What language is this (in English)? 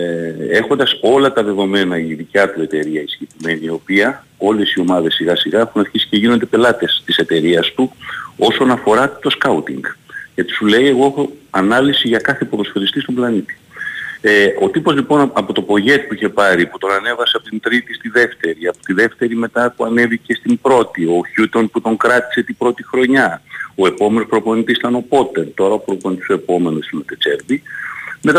Greek